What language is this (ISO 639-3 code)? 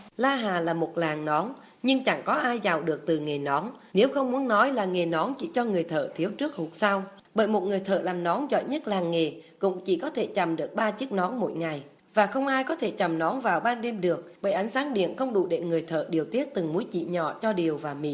vie